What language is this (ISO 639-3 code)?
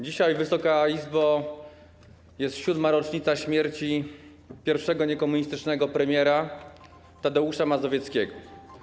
pol